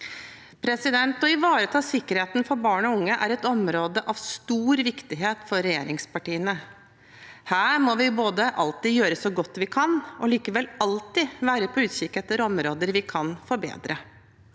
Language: Norwegian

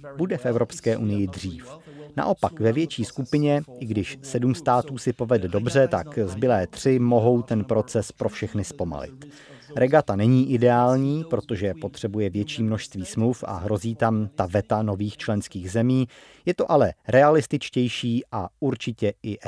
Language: Czech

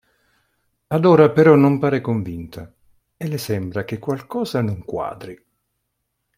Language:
Italian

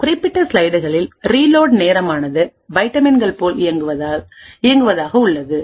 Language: Tamil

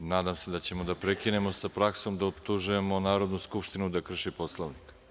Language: Serbian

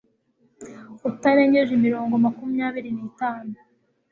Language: Kinyarwanda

